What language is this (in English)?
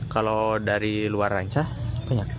Indonesian